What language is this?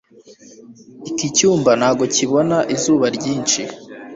Kinyarwanda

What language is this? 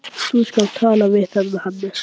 Icelandic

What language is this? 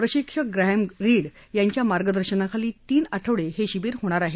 Marathi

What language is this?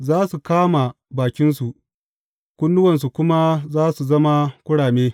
Hausa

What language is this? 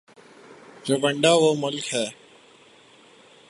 Urdu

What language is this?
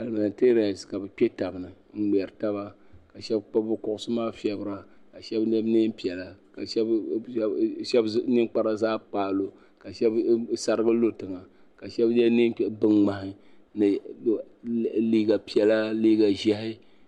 Dagbani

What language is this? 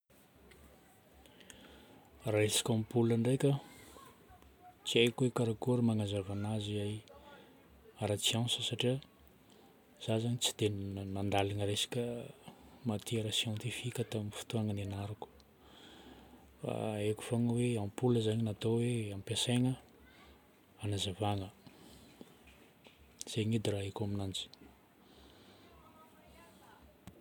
Northern Betsimisaraka Malagasy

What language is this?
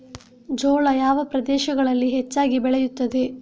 Kannada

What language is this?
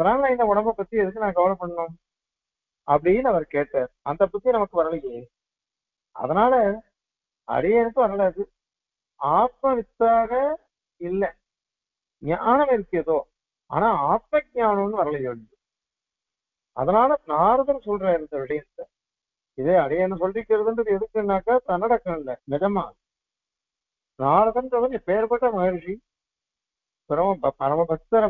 Arabic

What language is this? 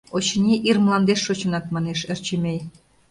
Mari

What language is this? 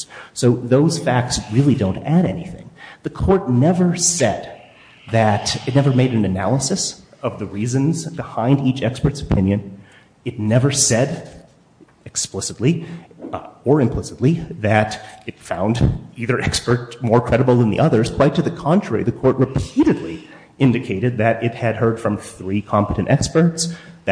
English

